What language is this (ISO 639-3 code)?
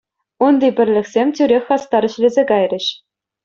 chv